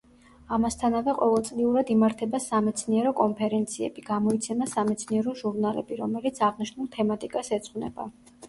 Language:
Georgian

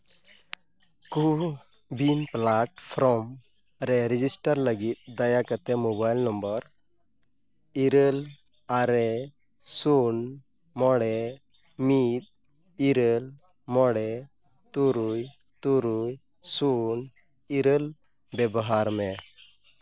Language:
Santali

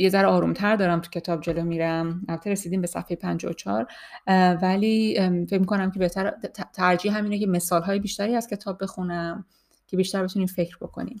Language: Persian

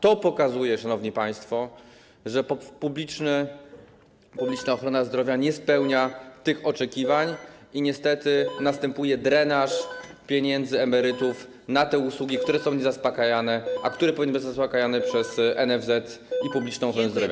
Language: Polish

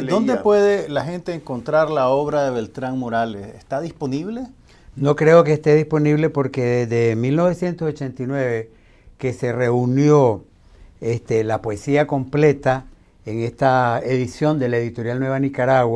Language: Spanish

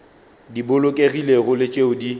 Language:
Northern Sotho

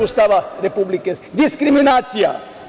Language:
Serbian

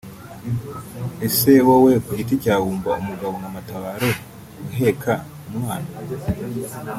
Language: Kinyarwanda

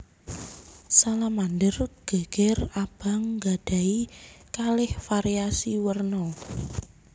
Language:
Javanese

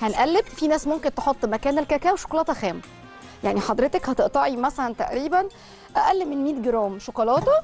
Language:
Arabic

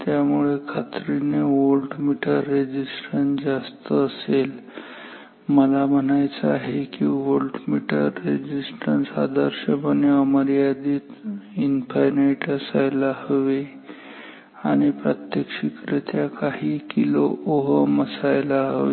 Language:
Marathi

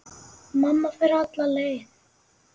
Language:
Icelandic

